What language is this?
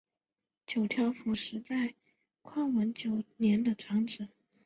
Chinese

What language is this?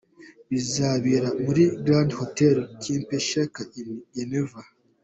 Kinyarwanda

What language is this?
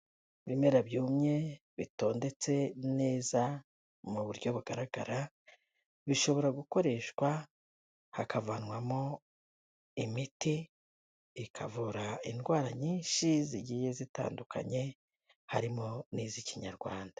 Kinyarwanda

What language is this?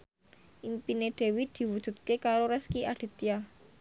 Javanese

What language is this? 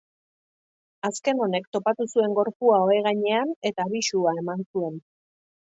Basque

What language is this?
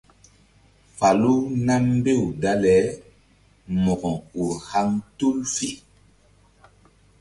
Mbum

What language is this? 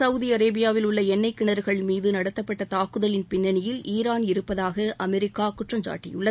Tamil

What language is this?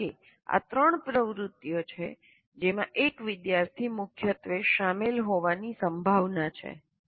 Gujarati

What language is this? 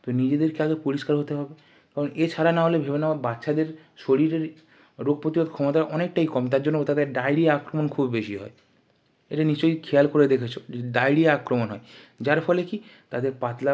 Bangla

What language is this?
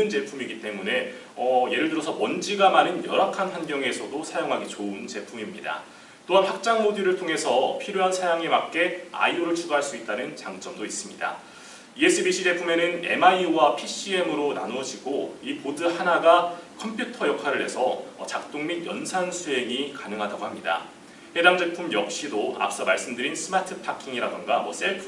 Korean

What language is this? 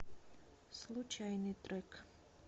Russian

